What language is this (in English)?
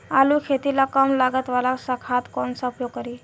Bhojpuri